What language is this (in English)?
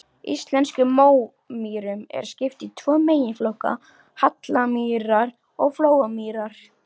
Icelandic